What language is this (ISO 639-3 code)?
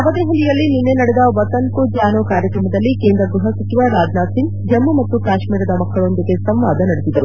kan